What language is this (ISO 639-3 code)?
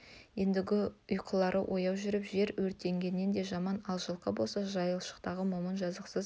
kaz